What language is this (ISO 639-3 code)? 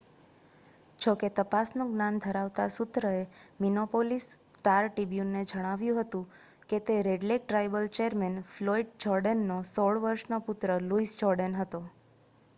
guj